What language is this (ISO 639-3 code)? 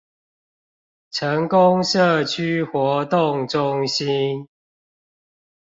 zho